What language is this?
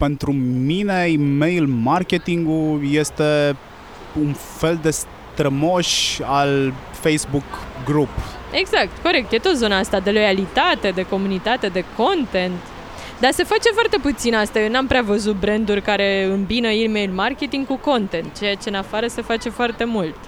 Romanian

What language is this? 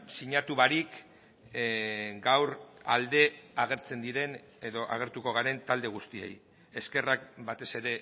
Basque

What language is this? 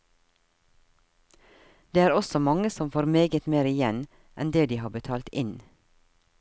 Norwegian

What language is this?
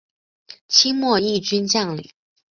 Chinese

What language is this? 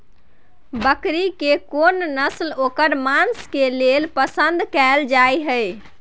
Maithili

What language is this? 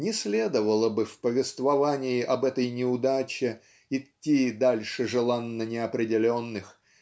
Russian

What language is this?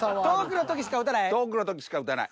Japanese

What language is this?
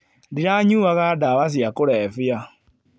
Kikuyu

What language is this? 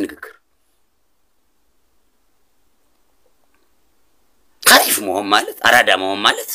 Arabic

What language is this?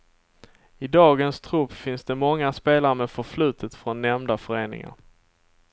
Swedish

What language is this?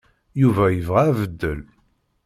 Kabyle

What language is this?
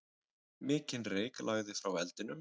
Icelandic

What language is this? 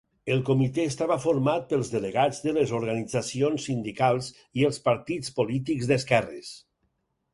Catalan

